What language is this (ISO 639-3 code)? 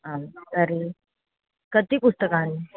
san